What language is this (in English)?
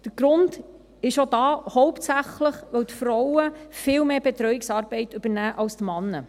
Swiss German